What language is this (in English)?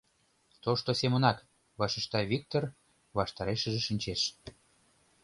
Mari